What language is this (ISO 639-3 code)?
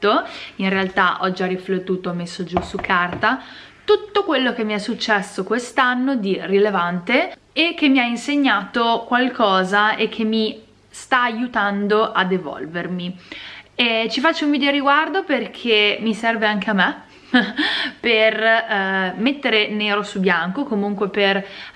ita